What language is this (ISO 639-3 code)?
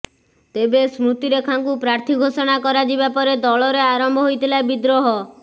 ori